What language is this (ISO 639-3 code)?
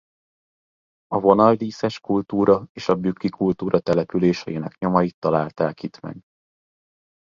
hun